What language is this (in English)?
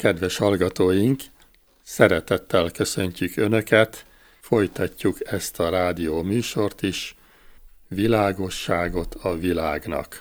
Hungarian